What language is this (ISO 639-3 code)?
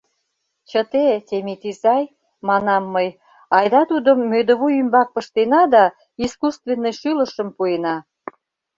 chm